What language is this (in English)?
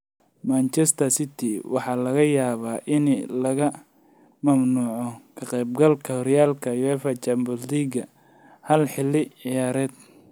Somali